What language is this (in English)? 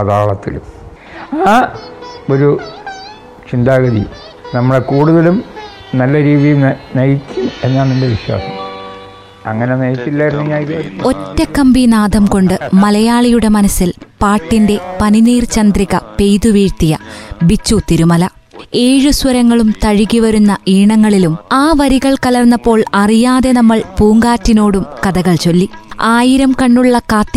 Malayalam